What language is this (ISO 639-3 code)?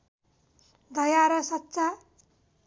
nep